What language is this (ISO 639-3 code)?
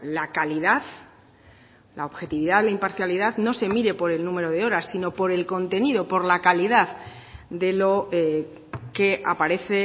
spa